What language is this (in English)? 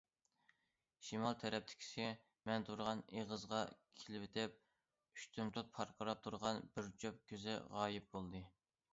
Uyghur